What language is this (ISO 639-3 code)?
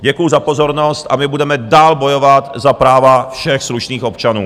ces